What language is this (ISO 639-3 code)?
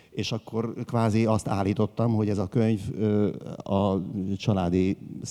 hun